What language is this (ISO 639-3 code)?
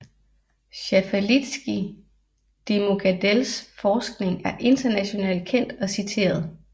dan